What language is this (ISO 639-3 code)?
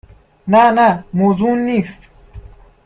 fas